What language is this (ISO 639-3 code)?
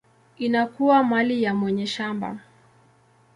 swa